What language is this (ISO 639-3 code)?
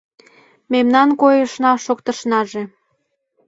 chm